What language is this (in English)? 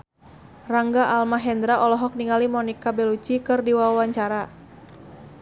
Sundanese